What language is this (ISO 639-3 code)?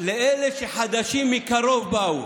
heb